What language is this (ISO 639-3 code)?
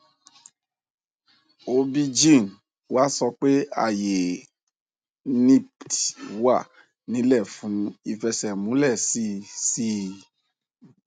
yor